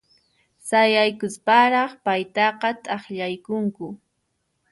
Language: Puno Quechua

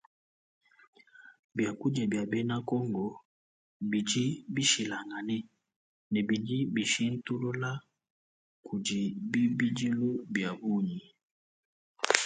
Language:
Luba-Lulua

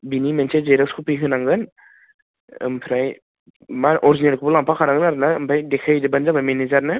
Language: Bodo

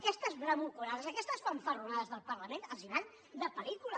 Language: Catalan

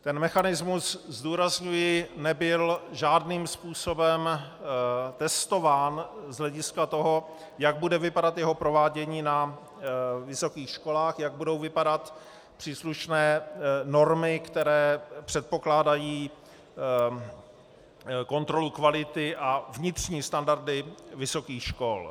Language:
Czech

